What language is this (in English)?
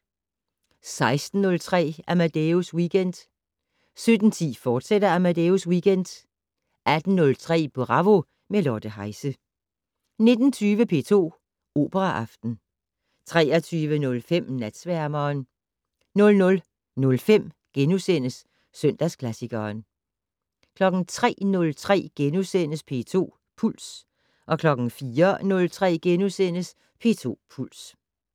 Danish